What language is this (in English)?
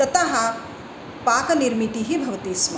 Sanskrit